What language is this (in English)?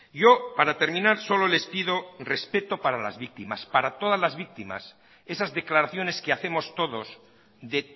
Spanish